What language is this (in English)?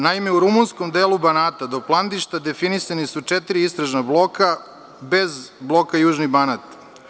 Serbian